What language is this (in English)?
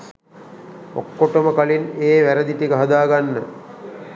Sinhala